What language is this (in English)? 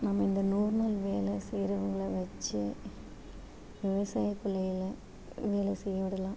Tamil